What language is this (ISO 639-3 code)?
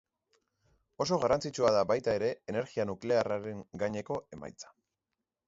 eus